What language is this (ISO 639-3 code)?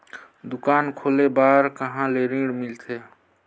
hne